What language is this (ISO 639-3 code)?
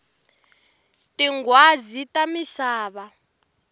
tso